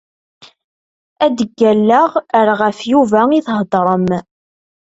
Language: Kabyle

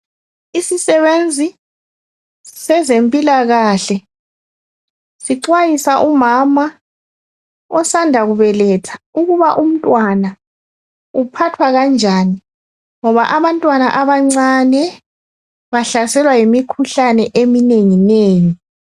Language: North Ndebele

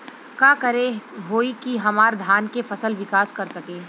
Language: Bhojpuri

